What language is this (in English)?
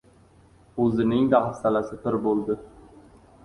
Uzbek